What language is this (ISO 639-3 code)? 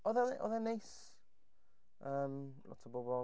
cym